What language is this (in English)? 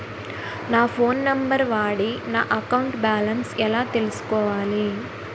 Telugu